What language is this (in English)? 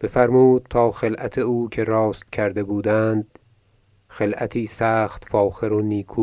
Persian